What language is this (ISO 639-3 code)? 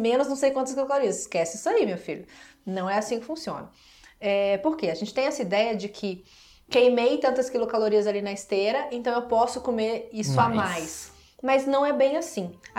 por